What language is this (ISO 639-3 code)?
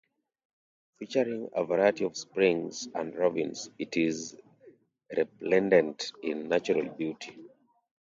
eng